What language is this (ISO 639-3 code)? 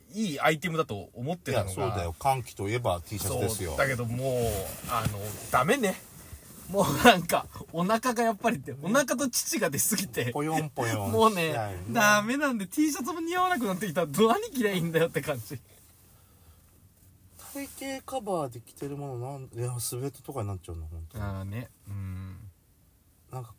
jpn